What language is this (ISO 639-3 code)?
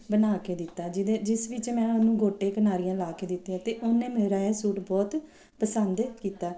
pan